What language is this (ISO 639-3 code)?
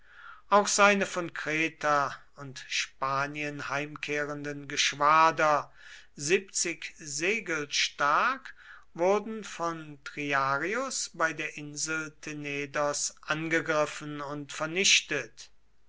deu